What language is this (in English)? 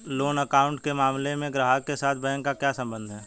Hindi